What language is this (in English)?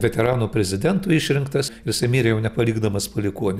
Lithuanian